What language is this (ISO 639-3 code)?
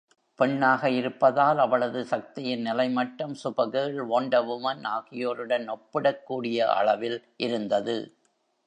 tam